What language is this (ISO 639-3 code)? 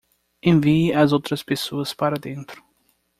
por